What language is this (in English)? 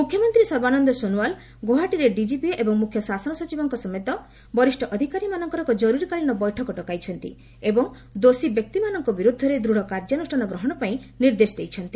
Odia